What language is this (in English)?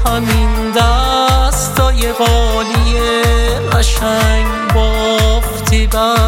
Persian